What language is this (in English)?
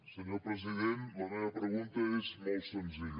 Catalan